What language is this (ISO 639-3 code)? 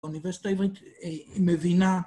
heb